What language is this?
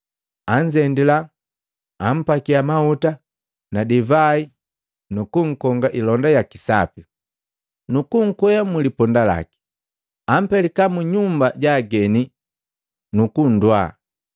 Matengo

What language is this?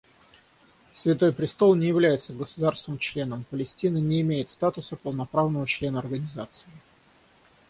Russian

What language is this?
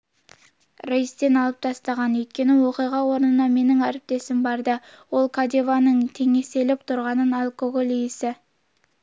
Kazakh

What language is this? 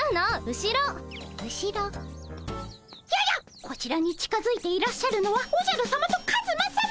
Japanese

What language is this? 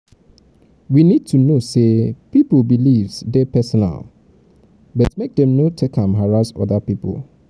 Nigerian Pidgin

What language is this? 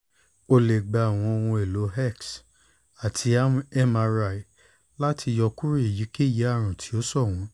Yoruba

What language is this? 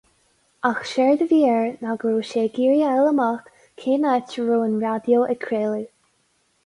Irish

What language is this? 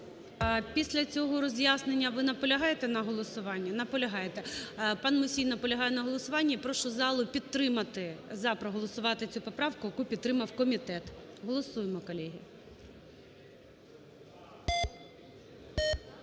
Ukrainian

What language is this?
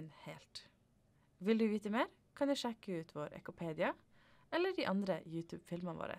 Norwegian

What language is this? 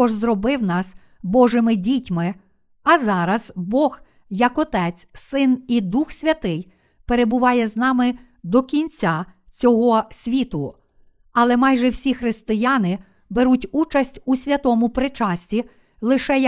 Ukrainian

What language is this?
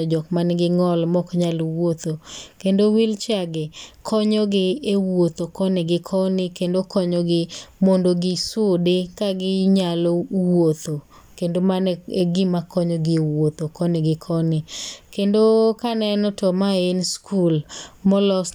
Luo (Kenya and Tanzania)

